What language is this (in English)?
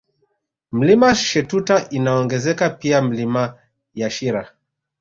Swahili